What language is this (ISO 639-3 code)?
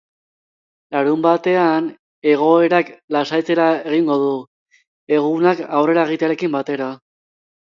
eus